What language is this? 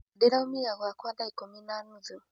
Kikuyu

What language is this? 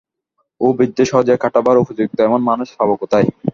Bangla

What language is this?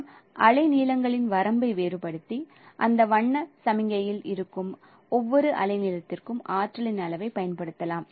Tamil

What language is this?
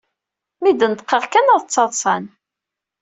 Kabyle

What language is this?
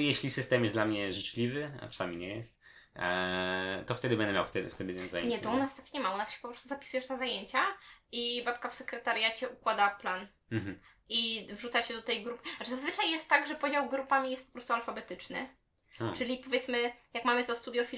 Polish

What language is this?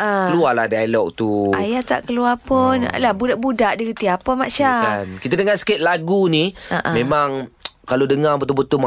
Malay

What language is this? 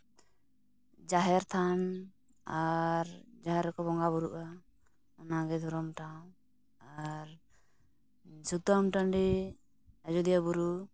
Santali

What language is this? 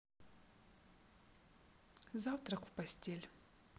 Russian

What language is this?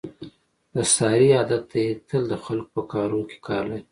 Pashto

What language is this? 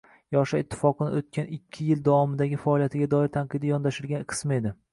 Uzbek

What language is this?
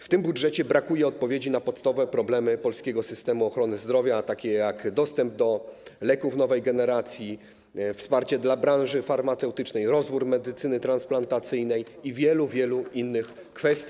Polish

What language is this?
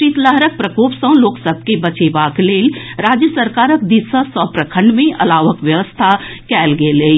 Maithili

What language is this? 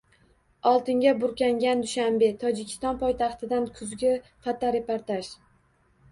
Uzbek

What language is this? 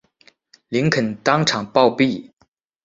Chinese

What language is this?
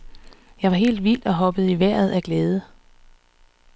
Danish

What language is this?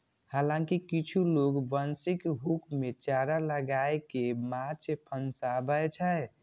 Maithili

